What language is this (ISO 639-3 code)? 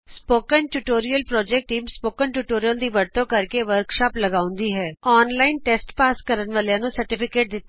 pan